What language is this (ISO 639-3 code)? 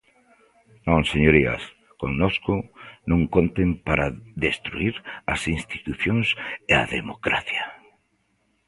glg